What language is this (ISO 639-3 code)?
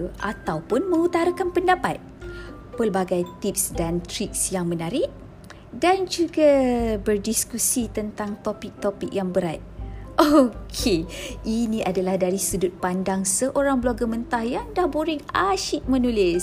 msa